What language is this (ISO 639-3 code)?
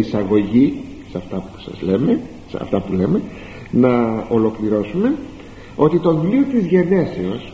ell